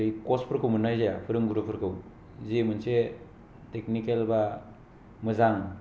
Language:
Bodo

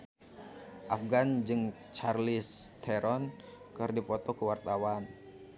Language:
Sundanese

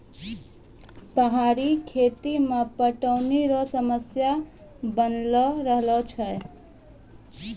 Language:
Maithili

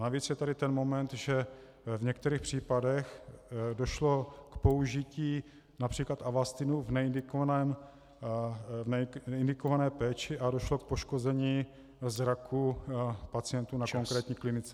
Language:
Czech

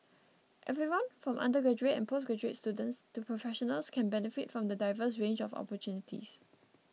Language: English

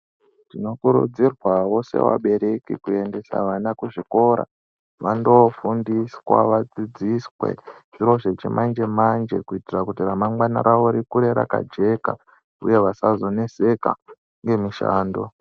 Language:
Ndau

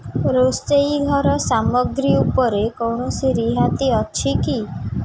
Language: Odia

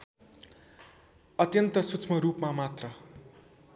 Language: Nepali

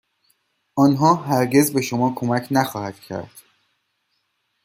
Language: Persian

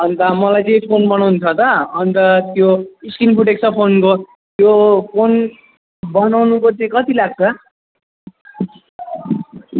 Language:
Nepali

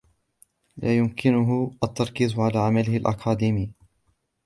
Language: Arabic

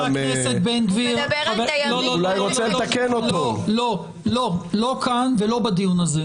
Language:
Hebrew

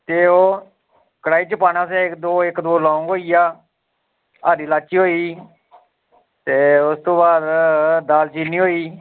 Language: Dogri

